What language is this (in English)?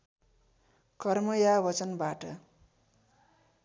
Nepali